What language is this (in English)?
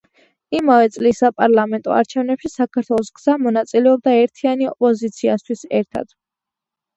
Georgian